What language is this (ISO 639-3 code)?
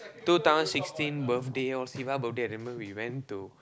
eng